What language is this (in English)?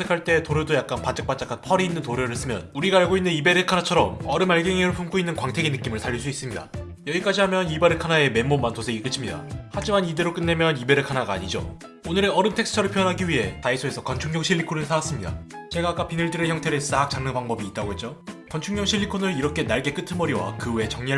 Korean